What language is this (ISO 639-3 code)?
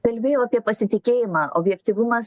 lit